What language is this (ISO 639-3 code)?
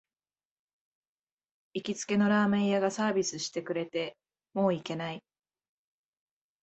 jpn